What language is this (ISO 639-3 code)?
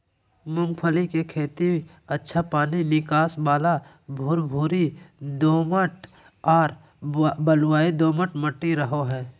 mag